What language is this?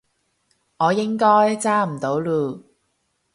Cantonese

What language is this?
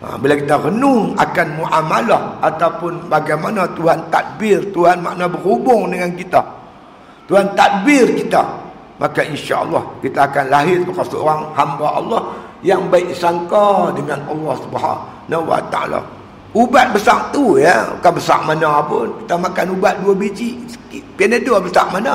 Malay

